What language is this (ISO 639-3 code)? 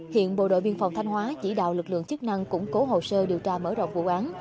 vie